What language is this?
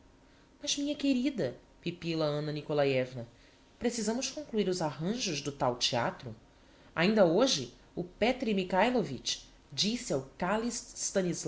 Portuguese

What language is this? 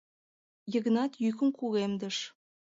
Mari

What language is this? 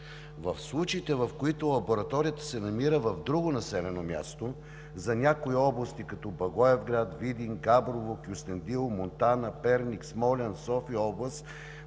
Bulgarian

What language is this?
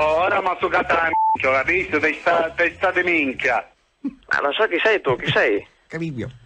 Italian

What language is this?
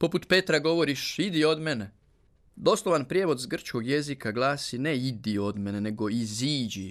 Croatian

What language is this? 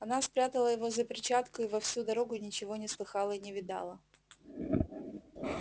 Russian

